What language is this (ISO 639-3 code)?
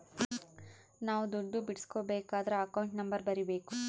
kan